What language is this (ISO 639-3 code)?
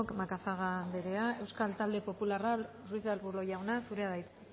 eus